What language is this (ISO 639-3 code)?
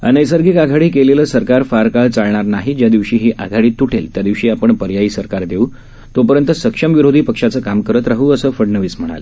mar